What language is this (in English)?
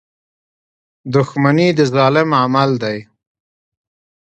Pashto